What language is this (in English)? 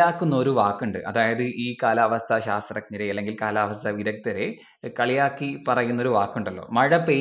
Malayalam